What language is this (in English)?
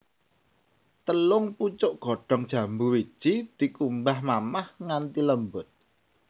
Javanese